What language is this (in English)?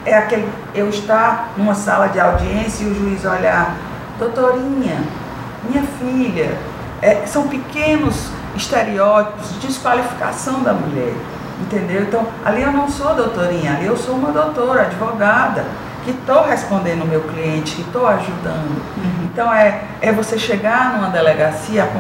Portuguese